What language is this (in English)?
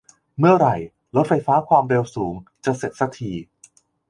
Thai